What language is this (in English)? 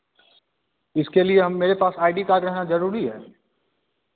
Hindi